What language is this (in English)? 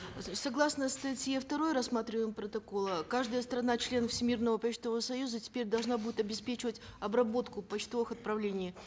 Kazakh